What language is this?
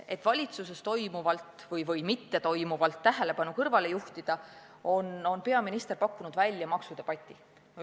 Estonian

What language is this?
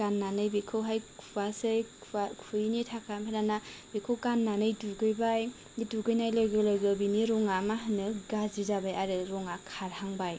Bodo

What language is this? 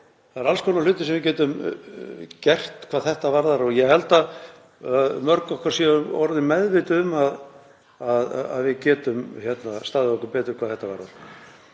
Icelandic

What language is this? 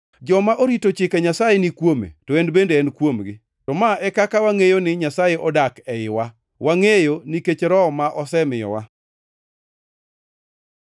Luo (Kenya and Tanzania)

